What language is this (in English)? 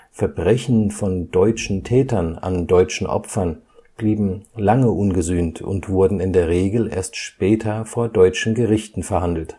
German